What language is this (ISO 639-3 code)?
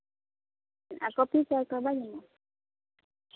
sat